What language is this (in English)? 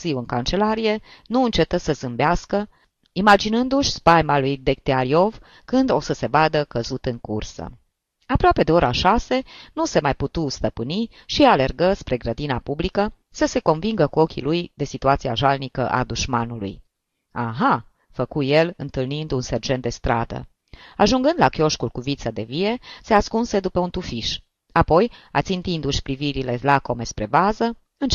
Romanian